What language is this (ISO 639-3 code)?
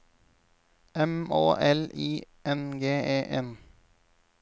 nor